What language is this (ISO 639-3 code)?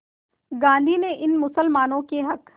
hin